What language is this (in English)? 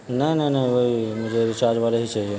Urdu